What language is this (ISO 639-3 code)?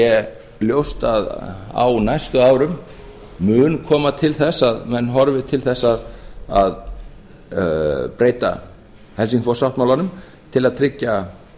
isl